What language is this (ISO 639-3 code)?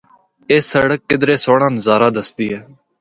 hno